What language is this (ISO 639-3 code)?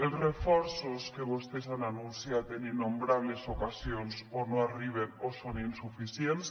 cat